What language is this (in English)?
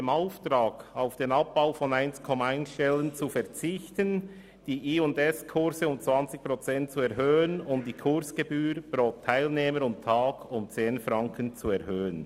Swiss German